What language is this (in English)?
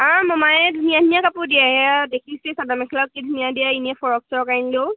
Assamese